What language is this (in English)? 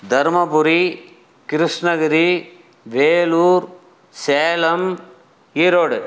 Tamil